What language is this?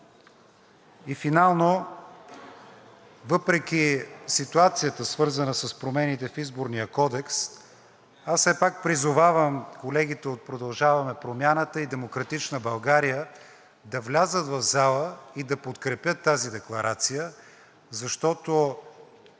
Bulgarian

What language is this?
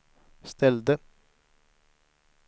Swedish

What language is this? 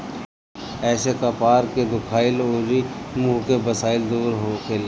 Bhojpuri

